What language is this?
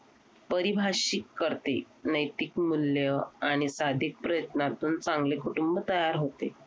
Marathi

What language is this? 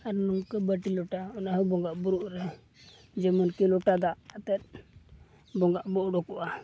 Santali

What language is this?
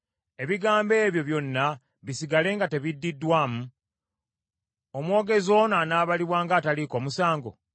Ganda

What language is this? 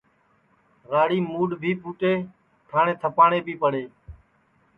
Sansi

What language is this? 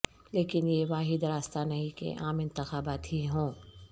Urdu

